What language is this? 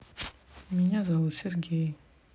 Russian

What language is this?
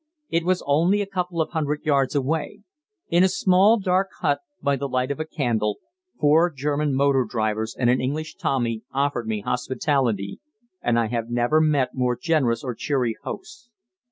English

